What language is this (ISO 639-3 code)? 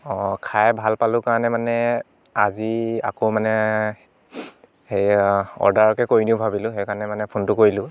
asm